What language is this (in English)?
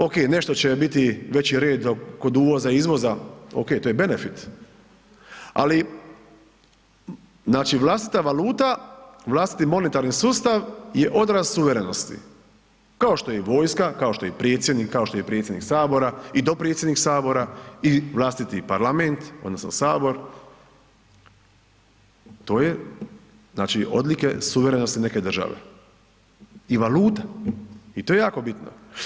Croatian